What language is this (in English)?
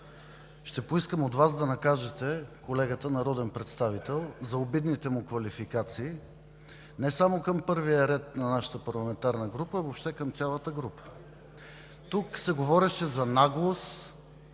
Bulgarian